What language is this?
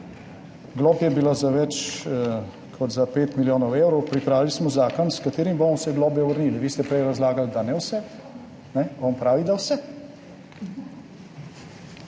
Slovenian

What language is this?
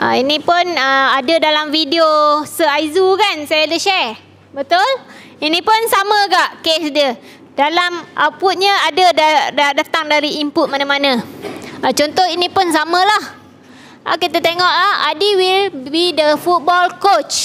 Malay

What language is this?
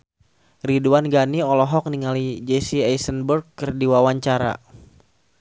Sundanese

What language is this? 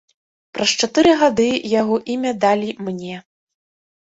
Belarusian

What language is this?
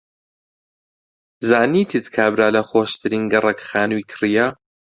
Central Kurdish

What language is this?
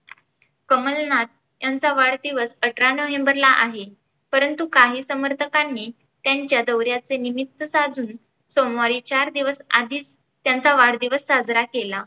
Marathi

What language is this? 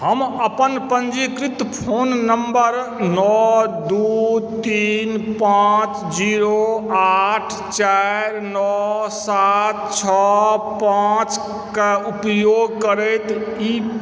Maithili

